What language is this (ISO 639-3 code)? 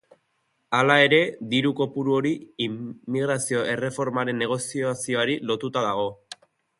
eus